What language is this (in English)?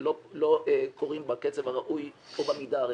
Hebrew